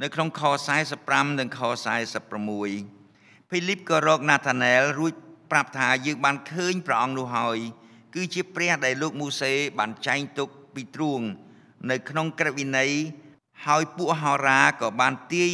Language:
Vietnamese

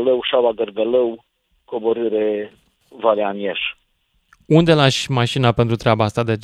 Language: Romanian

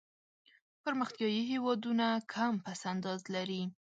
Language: Pashto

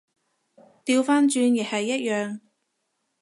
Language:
Cantonese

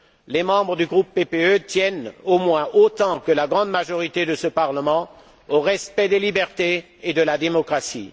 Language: French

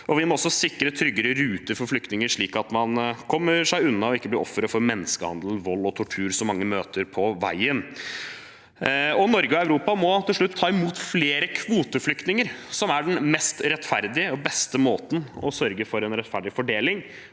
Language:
Norwegian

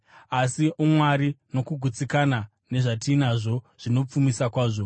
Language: Shona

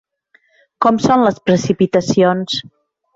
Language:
Catalan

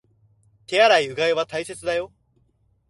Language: Japanese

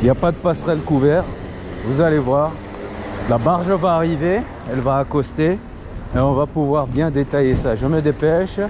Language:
French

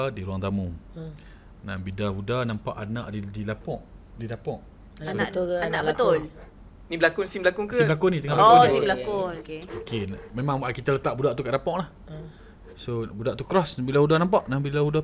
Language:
Malay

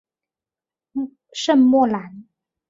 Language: Chinese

